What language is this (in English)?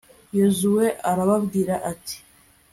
Kinyarwanda